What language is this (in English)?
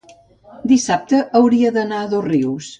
Catalan